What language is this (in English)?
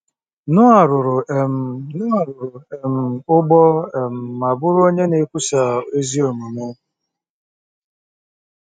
Igbo